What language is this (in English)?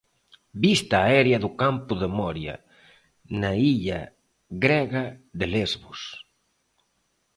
Galician